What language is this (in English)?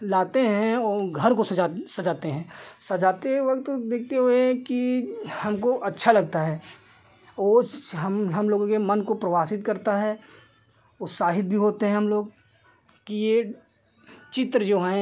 Hindi